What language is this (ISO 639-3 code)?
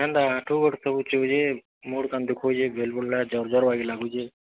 ori